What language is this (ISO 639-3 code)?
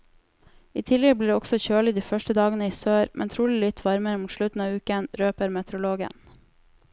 nor